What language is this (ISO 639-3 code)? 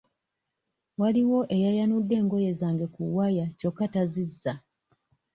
lug